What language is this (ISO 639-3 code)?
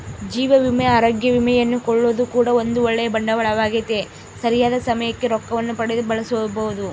kan